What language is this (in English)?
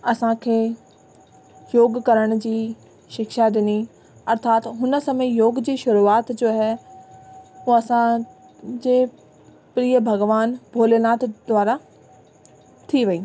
Sindhi